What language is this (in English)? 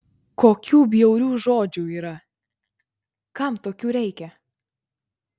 Lithuanian